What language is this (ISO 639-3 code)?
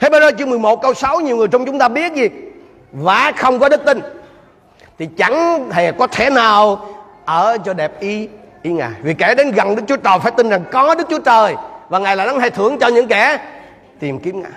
vie